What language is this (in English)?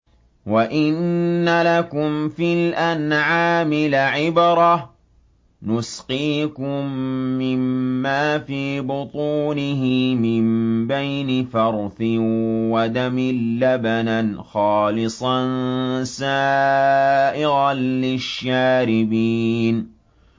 Arabic